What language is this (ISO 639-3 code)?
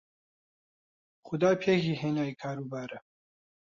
ckb